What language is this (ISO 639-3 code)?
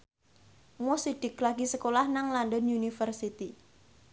jav